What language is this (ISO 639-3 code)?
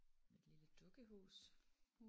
dan